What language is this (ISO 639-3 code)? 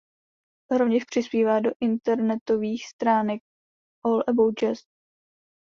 ces